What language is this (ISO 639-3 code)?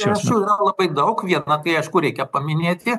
lit